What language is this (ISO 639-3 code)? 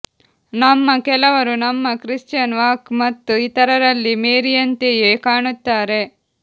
kan